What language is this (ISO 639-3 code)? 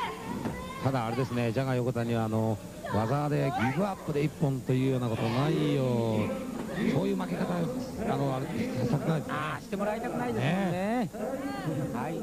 jpn